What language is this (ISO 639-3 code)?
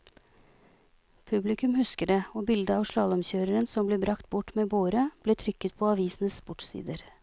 nor